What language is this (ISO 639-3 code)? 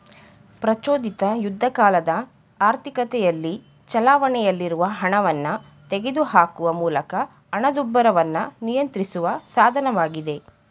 kan